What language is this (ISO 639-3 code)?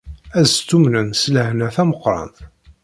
kab